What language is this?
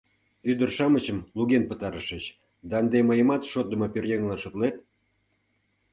Mari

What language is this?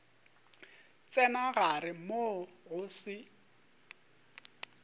Northern Sotho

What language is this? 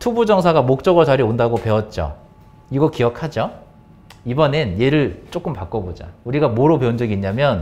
Korean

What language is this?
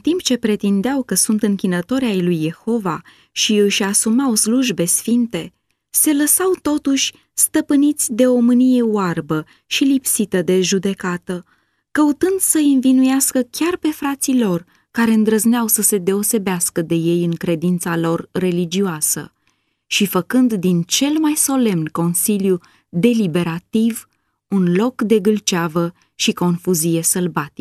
Romanian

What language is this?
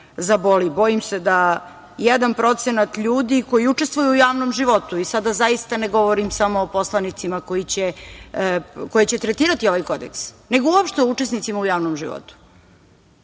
Serbian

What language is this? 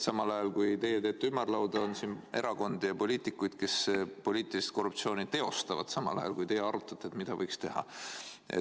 Estonian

